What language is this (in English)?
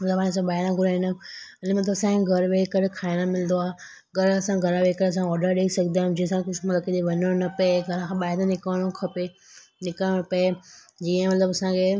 Sindhi